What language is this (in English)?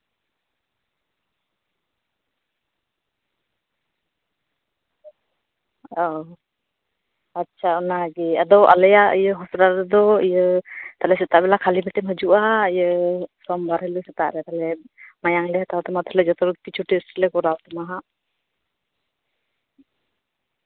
Santali